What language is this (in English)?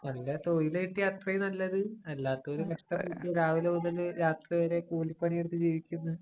Malayalam